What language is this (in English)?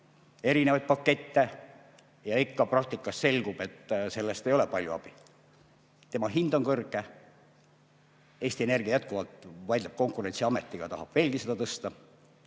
Estonian